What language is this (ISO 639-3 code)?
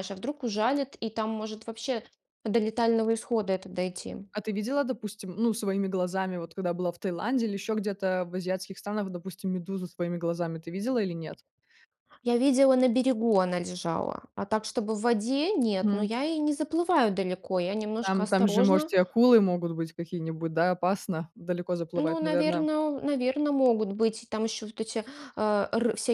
rus